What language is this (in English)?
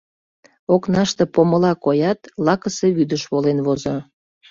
Mari